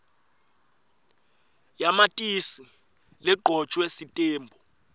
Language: Swati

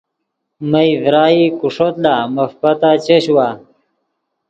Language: Yidgha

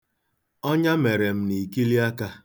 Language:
Igbo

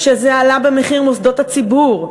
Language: Hebrew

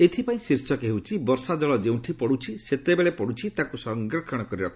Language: Odia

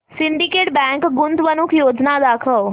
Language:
Marathi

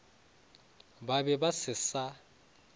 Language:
Northern Sotho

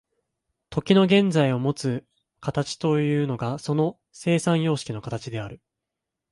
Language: Japanese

